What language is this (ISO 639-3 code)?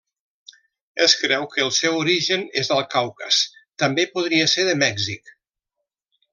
cat